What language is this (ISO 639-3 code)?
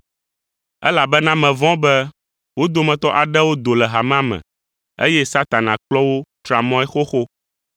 ewe